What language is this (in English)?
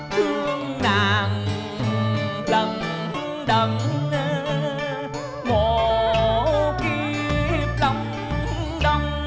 Vietnamese